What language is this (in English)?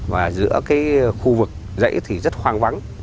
Vietnamese